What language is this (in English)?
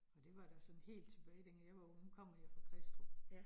Danish